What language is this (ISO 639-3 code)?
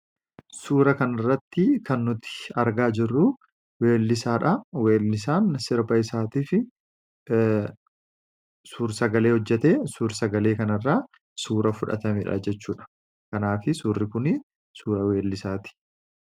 orm